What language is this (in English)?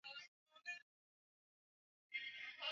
Swahili